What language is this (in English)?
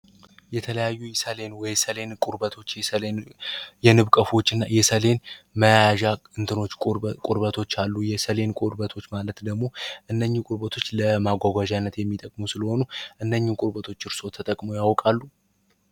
Amharic